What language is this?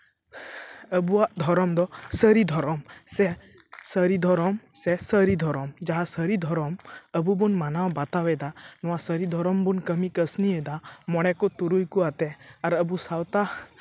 Santali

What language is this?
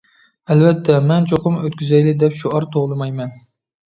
Uyghur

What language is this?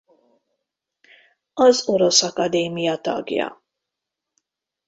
Hungarian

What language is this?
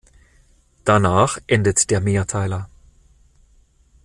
German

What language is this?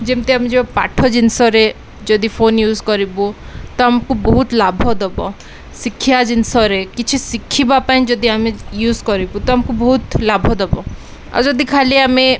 Odia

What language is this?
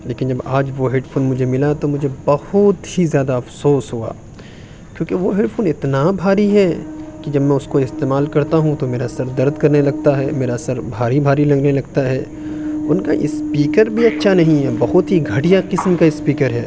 Urdu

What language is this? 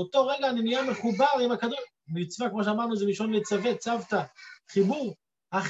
Hebrew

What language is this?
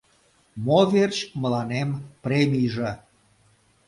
Mari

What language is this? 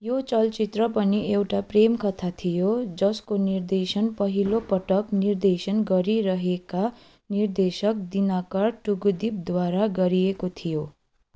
Nepali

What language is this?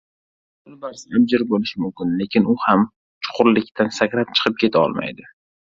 Uzbek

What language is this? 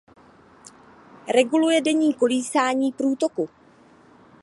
Czech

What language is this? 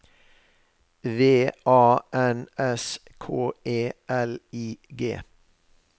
Norwegian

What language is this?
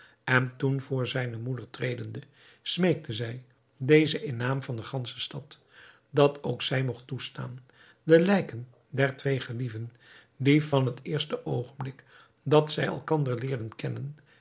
Dutch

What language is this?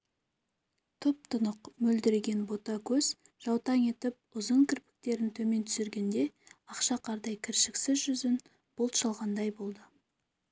Kazakh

